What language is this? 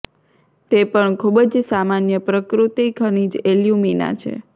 Gujarati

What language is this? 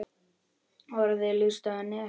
Icelandic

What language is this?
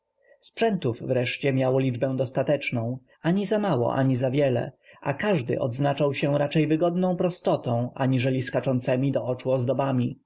Polish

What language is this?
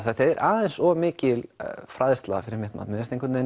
Icelandic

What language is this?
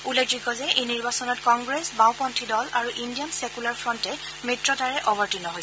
Assamese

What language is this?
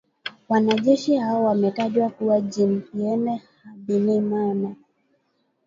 Swahili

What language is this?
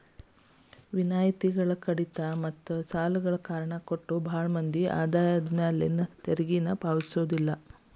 Kannada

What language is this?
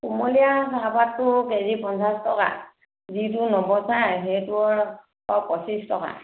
Assamese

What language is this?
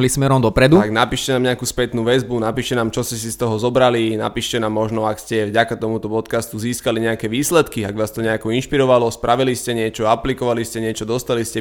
Slovak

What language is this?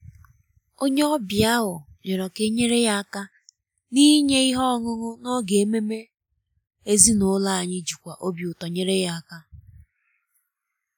Igbo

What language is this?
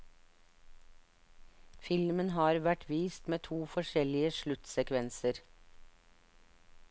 Norwegian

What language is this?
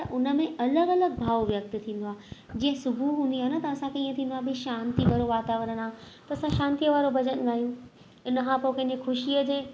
Sindhi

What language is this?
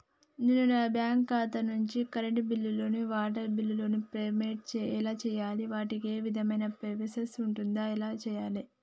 Telugu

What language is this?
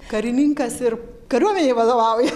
Lithuanian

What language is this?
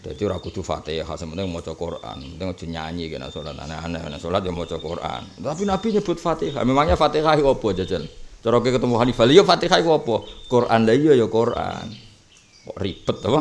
Indonesian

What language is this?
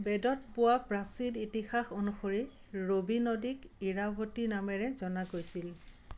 Assamese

